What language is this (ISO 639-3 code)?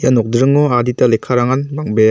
grt